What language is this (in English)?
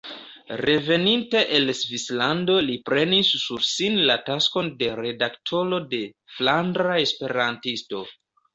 Esperanto